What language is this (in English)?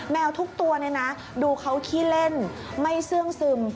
Thai